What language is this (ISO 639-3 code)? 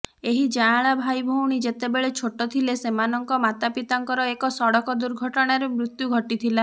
ori